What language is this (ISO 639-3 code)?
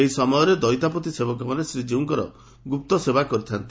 ori